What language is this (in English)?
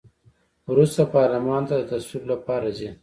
Pashto